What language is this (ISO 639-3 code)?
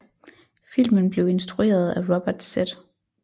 dan